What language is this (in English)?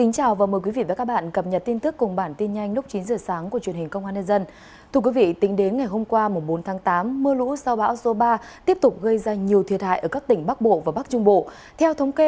Vietnamese